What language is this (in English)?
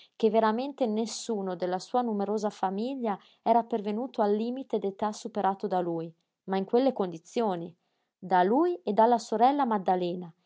Italian